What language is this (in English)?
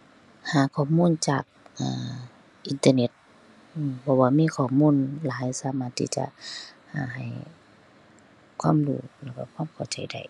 Thai